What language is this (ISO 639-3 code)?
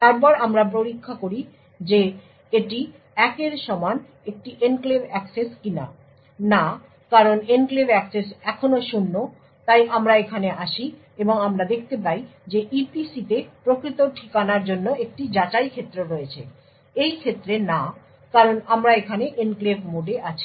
ben